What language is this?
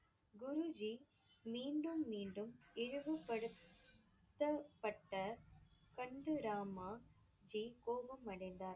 Tamil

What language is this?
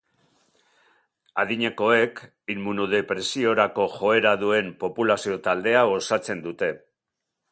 Basque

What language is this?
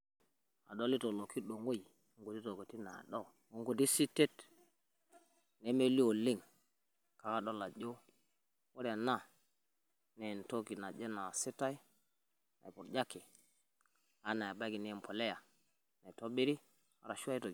Masai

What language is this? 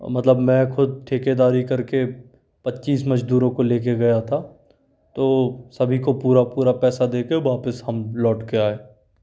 Hindi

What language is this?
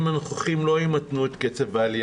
Hebrew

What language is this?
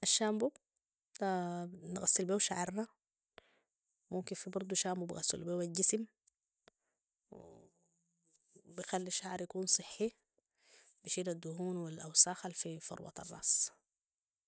Sudanese Arabic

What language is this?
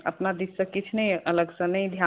Maithili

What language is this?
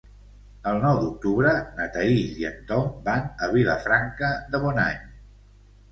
Catalan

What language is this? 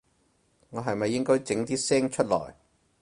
Cantonese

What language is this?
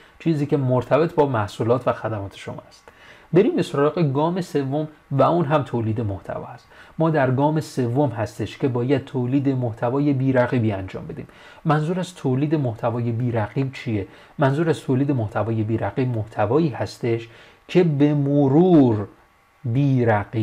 Persian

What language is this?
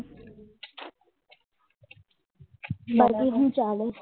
Gujarati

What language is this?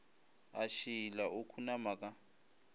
Northern Sotho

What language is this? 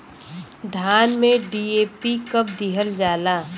Bhojpuri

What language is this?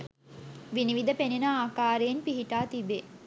Sinhala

